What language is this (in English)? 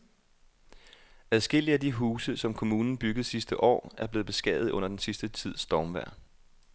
Danish